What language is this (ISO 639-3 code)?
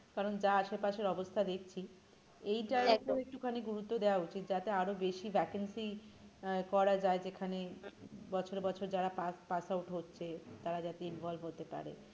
ben